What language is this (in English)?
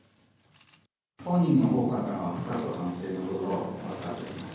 Japanese